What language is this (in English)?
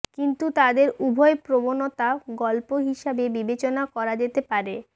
Bangla